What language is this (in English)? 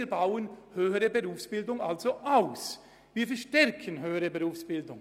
Swiss German